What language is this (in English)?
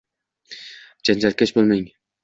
Uzbek